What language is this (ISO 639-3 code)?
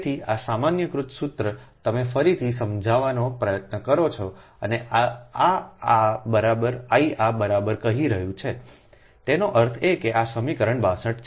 guj